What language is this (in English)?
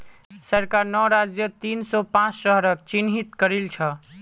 Magahi